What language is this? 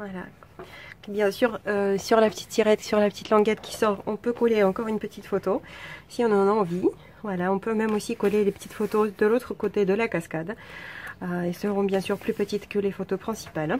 French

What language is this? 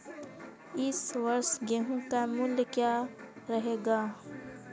Hindi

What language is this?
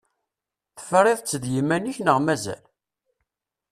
Kabyle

